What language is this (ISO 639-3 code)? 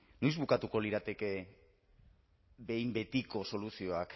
eus